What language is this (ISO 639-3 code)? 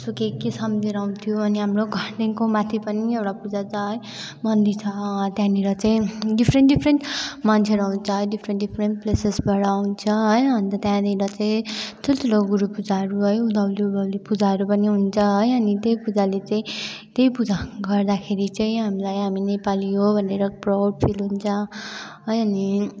nep